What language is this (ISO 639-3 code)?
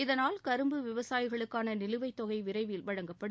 tam